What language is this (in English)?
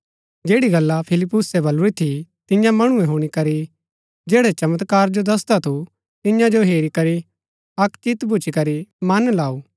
Gaddi